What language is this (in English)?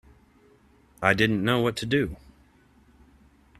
English